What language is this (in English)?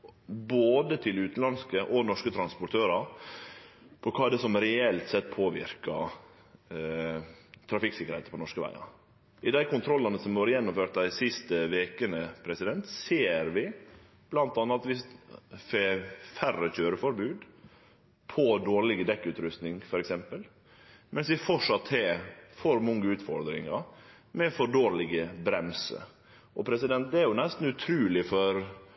Norwegian Nynorsk